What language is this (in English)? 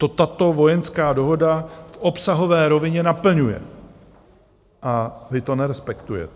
Czech